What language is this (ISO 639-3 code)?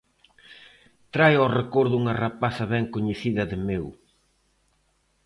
glg